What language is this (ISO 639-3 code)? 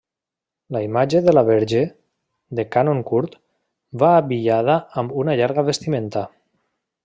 cat